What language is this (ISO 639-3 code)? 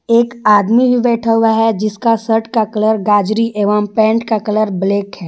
hin